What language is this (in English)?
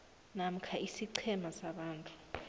South Ndebele